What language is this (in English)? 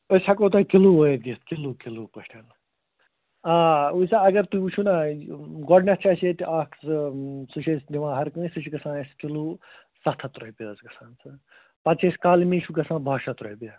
Kashmiri